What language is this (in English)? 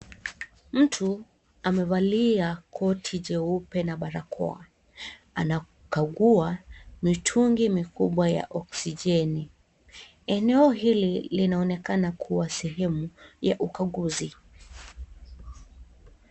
Swahili